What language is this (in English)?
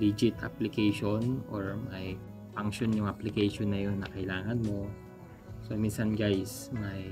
Filipino